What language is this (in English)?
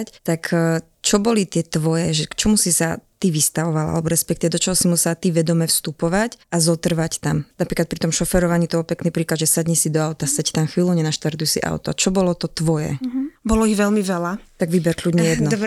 Slovak